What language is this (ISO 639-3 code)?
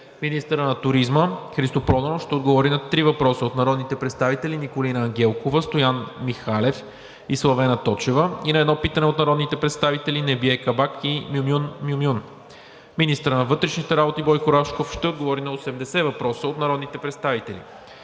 bul